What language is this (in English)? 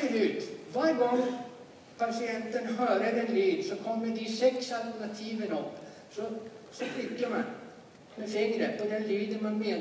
Swedish